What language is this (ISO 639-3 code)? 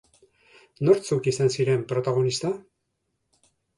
eus